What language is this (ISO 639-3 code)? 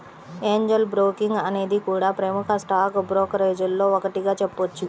tel